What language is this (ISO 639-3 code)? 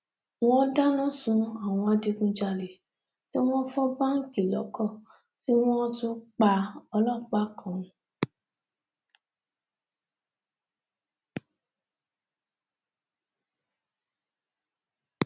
yor